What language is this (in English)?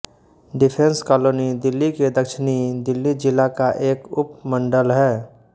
Hindi